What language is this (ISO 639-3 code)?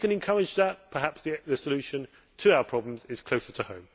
eng